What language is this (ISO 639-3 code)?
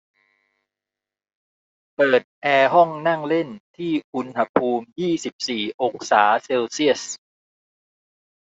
tha